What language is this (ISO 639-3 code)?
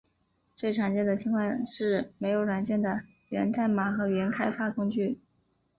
zho